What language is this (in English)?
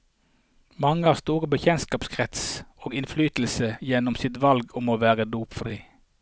Norwegian